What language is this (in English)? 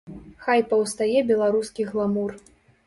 Belarusian